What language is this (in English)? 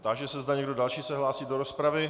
Czech